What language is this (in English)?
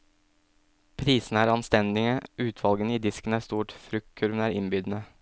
Norwegian